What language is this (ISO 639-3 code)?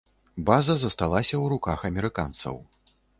bel